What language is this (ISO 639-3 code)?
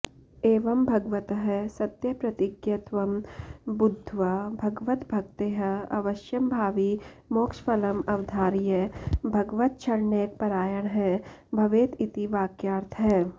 san